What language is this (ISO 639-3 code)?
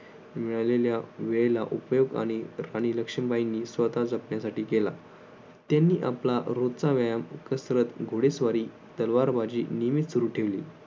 mar